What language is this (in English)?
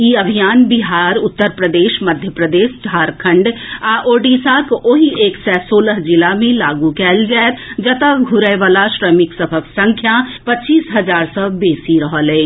Maithili